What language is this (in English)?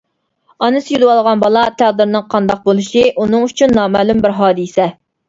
Uyghur